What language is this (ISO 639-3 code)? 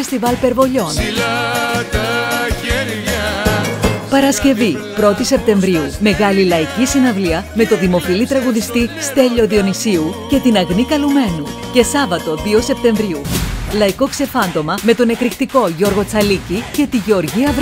ell